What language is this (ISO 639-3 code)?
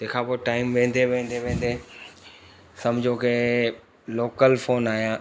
snd